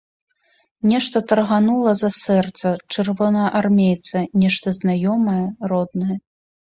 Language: Belarusian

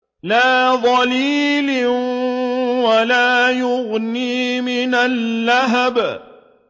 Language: Arabic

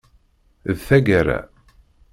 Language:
Kabyle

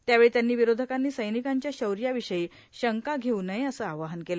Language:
Marathi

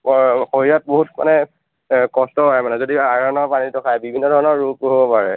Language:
Assamese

